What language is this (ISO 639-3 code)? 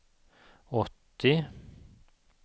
swe